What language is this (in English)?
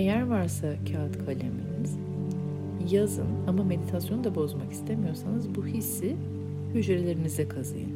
Turkish